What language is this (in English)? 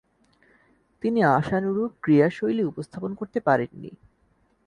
Bangla